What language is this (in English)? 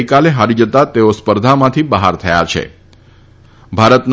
Gujarati